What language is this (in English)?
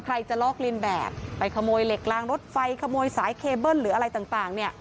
Thai